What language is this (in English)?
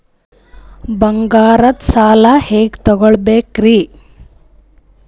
Kannada